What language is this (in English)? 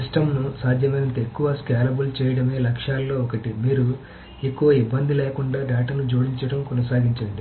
Telugu